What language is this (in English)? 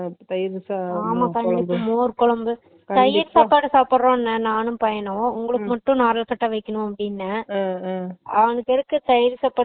Tamil